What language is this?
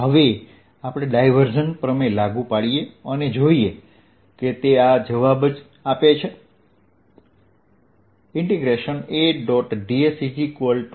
Gujarati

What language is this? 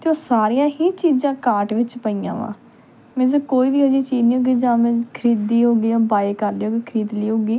Punjabi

